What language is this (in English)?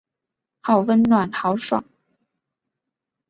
Chinese